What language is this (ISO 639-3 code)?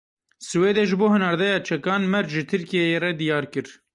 kur